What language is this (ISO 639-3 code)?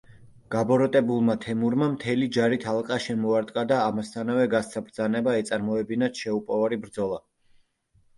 kat